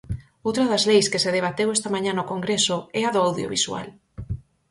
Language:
Galician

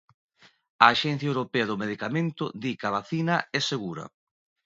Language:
Galician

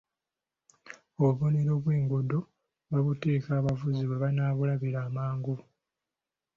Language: Ganda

